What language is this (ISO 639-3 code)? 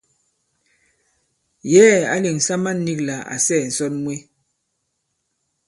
abb